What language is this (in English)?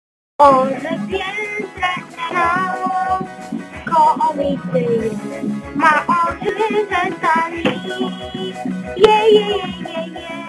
Polish